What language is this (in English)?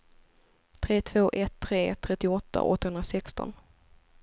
Swedish